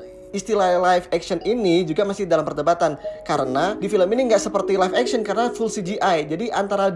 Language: Indonesian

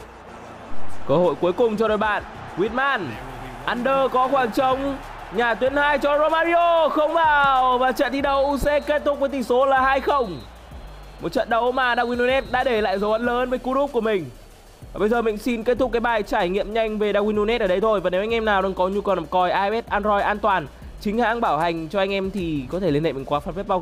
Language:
Vietnamese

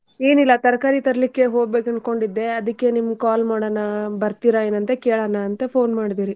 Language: Kannada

